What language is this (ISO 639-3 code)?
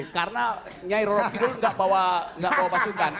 ind